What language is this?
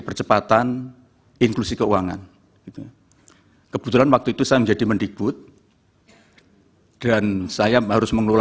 Indonesian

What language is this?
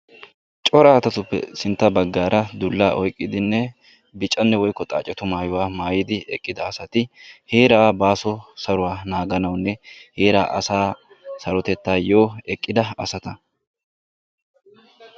Wolaytta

